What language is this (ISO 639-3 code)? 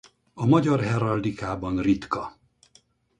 hun